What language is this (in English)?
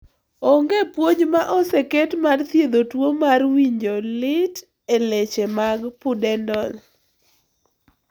Luo (Kenya and Tanzania)